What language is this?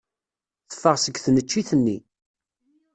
Kabyle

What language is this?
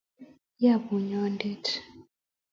Kalenjin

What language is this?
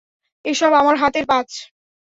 Bangla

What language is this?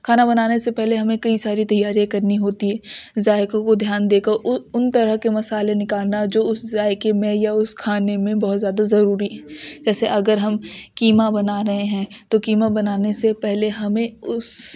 Urdu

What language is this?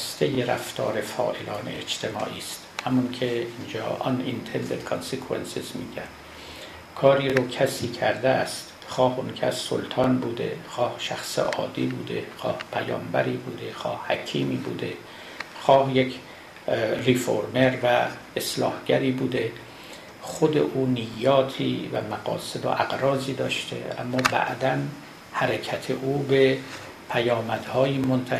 Persian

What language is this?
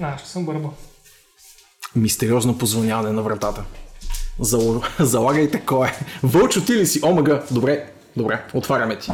Bulgarian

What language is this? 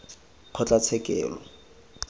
Tswana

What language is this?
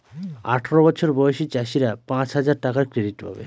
Bangla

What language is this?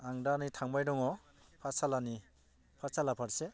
Bodo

